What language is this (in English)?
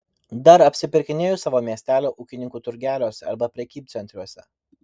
Lithuanian